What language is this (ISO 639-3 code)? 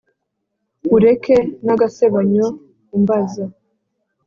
kin